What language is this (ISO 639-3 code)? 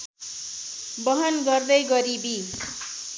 nep